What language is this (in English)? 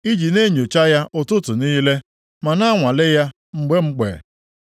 Igbo